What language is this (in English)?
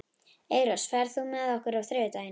Icelandic